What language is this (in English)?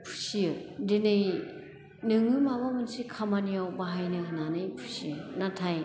Bodo